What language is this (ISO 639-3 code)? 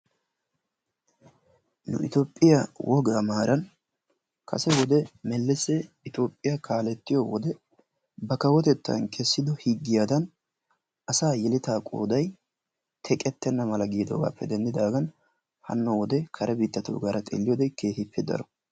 wal